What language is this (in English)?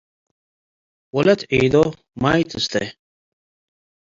Tigre